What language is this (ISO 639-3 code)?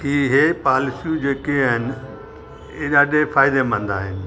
snd